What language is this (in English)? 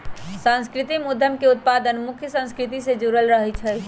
Magahi